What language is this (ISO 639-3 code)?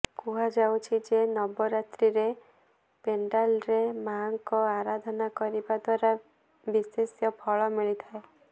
ori